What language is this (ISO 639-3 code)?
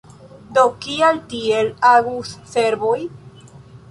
epo